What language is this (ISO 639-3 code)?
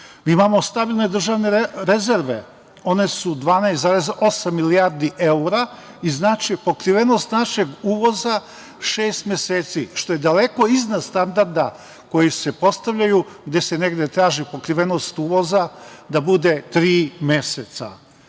srp